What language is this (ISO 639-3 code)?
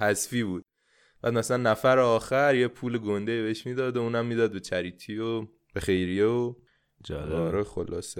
fas